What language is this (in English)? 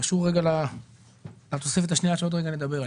Hebrew